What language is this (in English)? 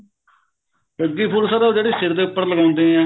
Punjabi